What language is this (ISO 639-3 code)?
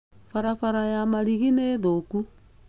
kik